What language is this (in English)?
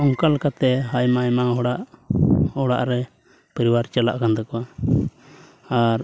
Santali